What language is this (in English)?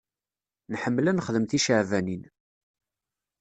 Kabyle